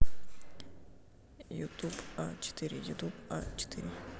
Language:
Russian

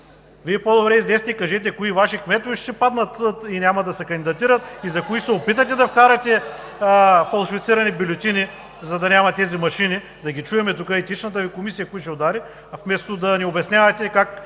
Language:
Bulgarian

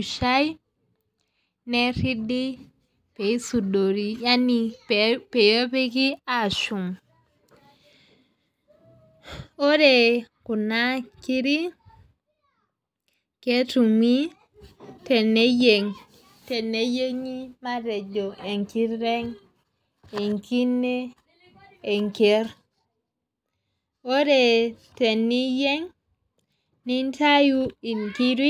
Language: Masai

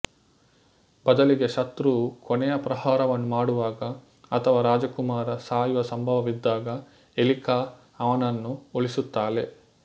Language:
Kannada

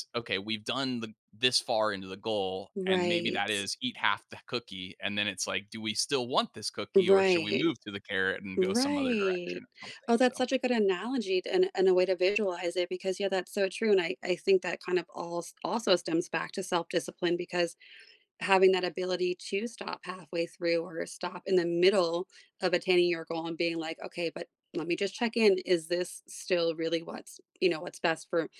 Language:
English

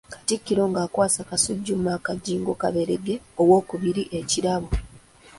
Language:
Ganda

